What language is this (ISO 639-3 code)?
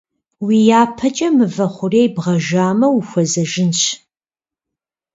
kbd